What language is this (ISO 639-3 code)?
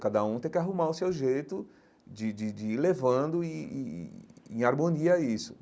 por